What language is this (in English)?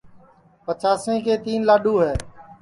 Sansi